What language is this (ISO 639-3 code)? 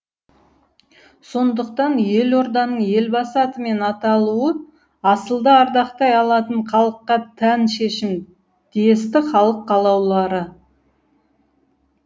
kaz